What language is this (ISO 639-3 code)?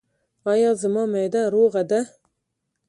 pus